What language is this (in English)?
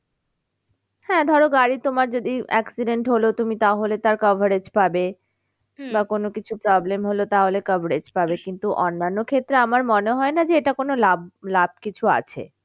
Bangla